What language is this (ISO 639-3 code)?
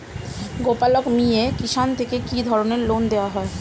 ben